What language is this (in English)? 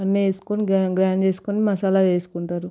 Telugu